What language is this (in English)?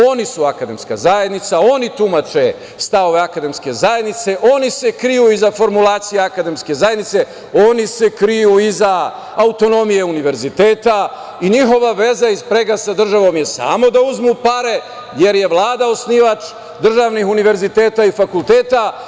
Serbian